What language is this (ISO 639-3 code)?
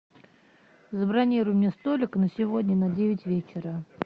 rus